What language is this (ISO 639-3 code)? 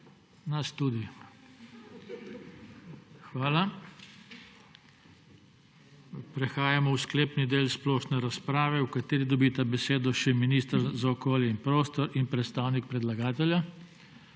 slv